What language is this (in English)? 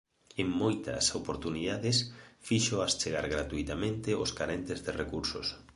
Galician